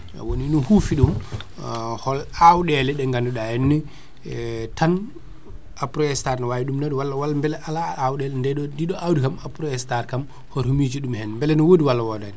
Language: Fula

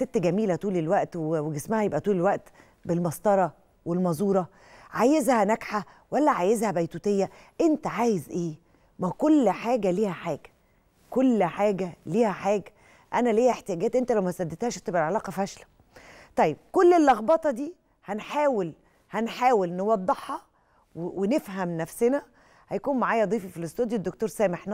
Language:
Arabic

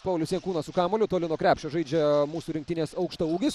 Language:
Lithuanian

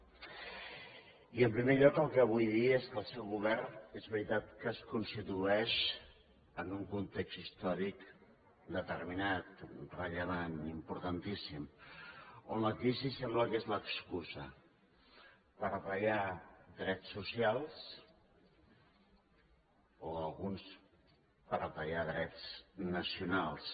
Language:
Catalan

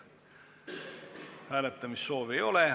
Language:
Estonian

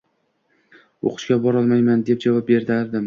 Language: Uzbek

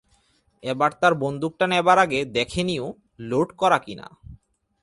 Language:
Bangla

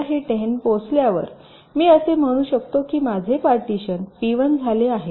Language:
Marathi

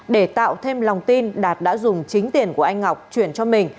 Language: Vietnamese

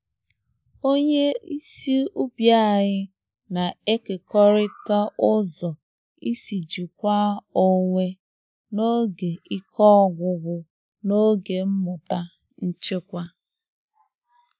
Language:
Igbo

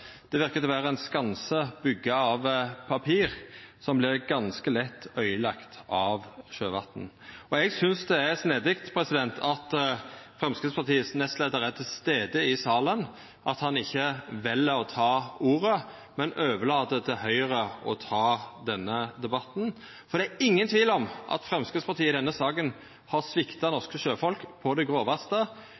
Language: Norwegian Nynorsk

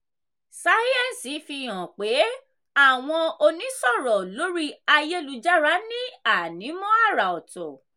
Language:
Yoruba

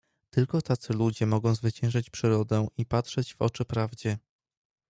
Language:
Polish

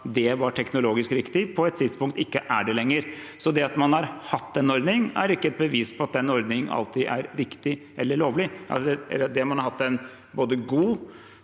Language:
Norwegian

